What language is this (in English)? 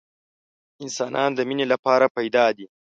Pashto